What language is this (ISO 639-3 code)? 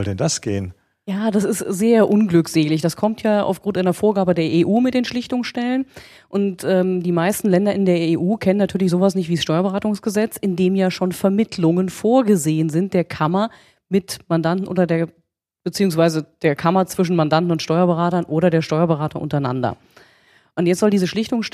deu